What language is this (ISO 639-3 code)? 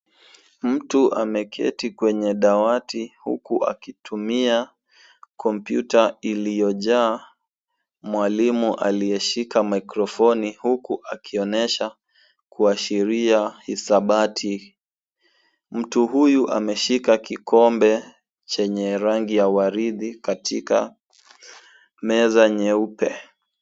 swa